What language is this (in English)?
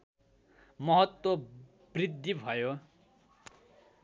Nepali